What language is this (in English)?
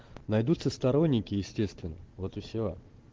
Russian